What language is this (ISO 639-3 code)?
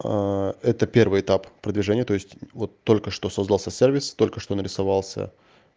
rus